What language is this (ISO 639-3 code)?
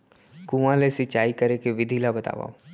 hne